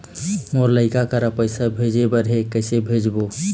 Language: Chhattisgarhi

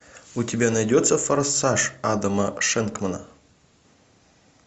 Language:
Russian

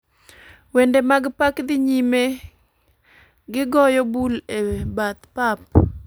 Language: Luo (Kenya and Tanzania)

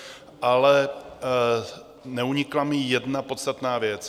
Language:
Czech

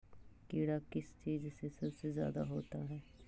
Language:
Magahi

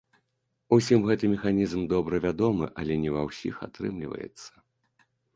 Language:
Belarusian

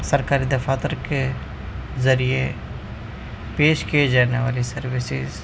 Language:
Urdu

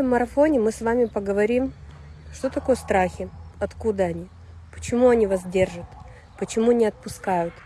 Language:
Russian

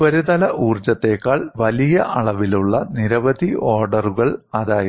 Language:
Malayalam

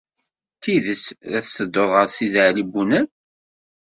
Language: Kabyle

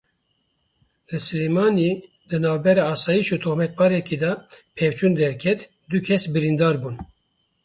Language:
Kurdish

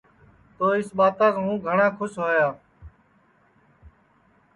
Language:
Sansi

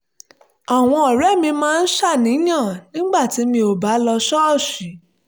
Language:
Yoruba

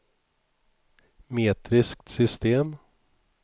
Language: Swedish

